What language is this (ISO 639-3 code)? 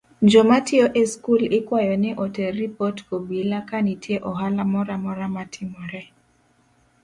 luo